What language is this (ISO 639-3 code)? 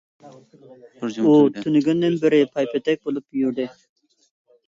uig